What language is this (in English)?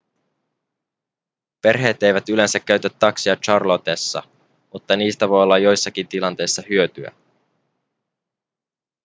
Finnish